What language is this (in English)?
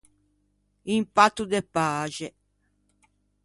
Ligurian